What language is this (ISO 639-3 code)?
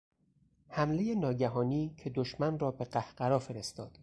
fas